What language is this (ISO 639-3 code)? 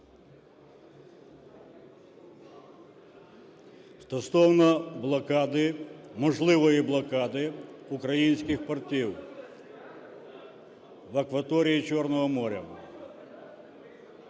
ukr